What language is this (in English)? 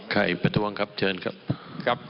Thai